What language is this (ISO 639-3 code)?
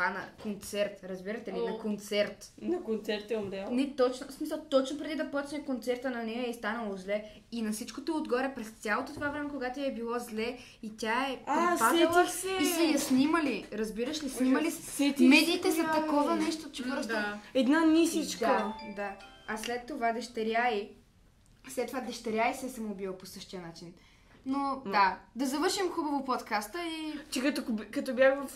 bul